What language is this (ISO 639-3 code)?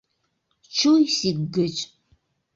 chm